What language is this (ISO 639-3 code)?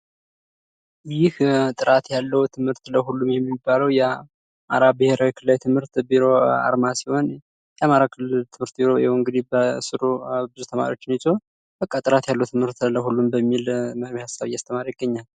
amh